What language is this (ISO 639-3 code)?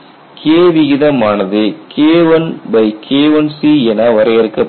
tam